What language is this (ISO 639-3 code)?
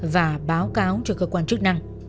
vie